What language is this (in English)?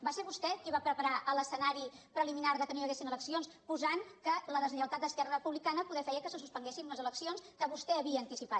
Catalan